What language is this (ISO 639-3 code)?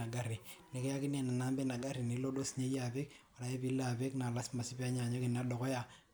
mas